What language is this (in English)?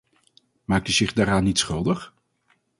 Dutch